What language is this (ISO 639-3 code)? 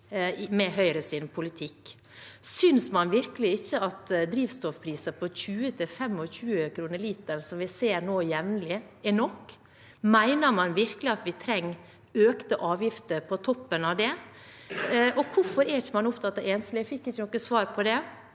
nor